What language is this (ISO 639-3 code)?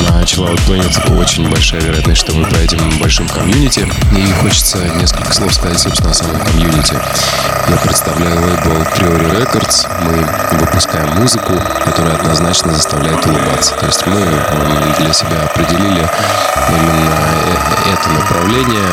rus